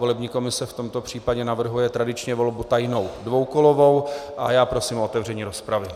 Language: Czech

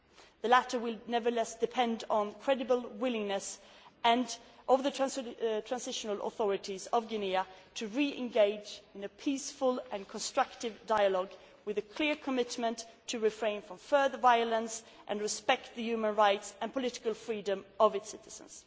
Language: English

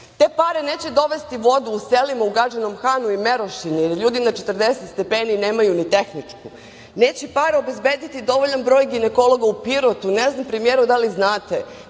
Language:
Serbian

